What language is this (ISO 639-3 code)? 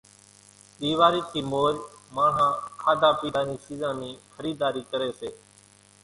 gjk